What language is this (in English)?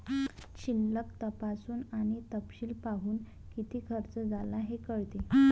Marathi